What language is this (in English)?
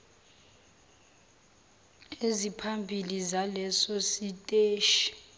Zulu